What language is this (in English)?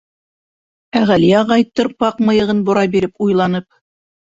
Bashkir